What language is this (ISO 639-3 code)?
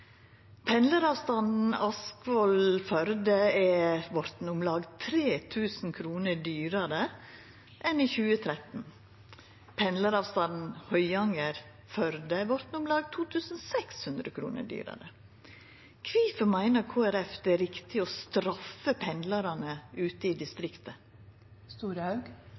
nno